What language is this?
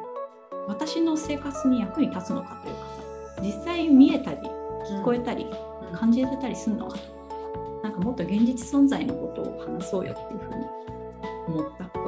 Japanese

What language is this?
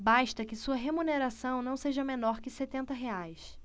Portuguese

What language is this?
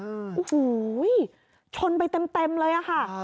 Thai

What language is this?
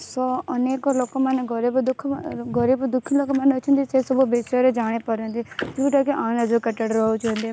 Odia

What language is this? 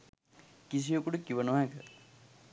Sinhala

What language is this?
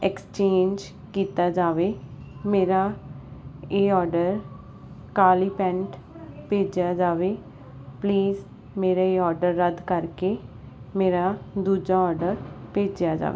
Punjabi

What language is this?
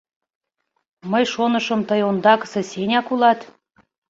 Mari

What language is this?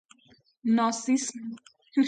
Persian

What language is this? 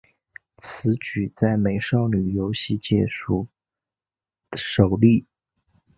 Chinese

